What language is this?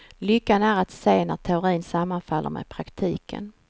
Swedish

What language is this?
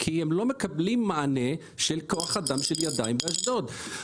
Hebrew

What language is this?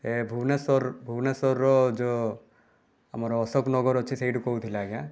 Odia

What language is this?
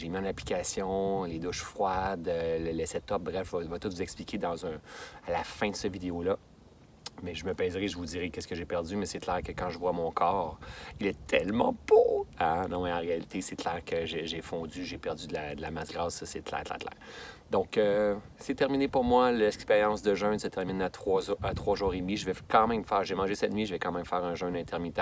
French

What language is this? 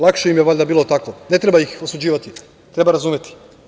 Serbian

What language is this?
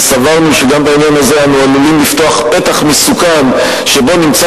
Hebrew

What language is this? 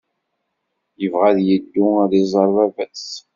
Kabyle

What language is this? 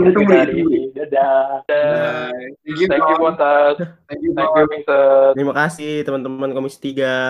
Indonesian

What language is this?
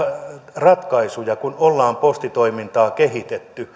Finnish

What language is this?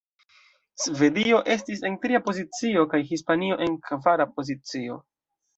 Esperanto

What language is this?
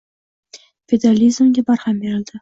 Uzbek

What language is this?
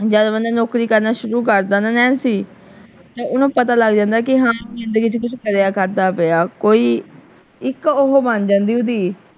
Punjabi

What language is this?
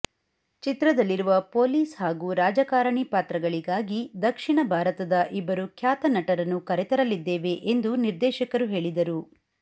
Kannada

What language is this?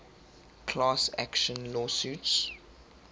English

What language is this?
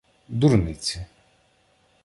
Ukrainian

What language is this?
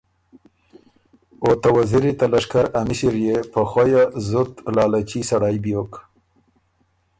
Ormuri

